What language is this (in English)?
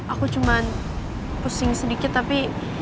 Indonesian